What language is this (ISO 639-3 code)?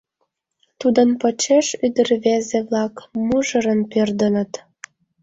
chm